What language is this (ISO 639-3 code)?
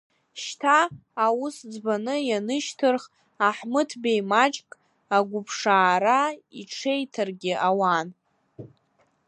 abk